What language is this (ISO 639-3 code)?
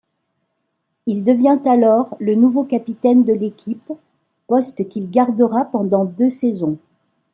fra